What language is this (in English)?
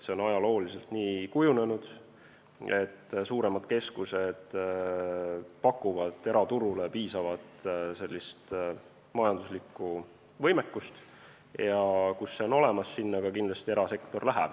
Estonian